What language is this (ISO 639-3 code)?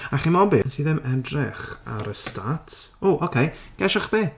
cym